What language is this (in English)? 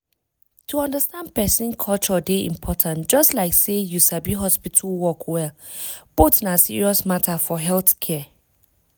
Nigerian Pidgin